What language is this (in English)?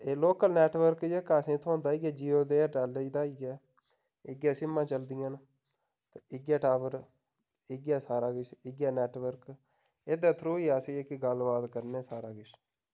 Dogri